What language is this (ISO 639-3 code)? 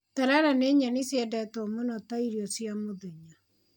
kik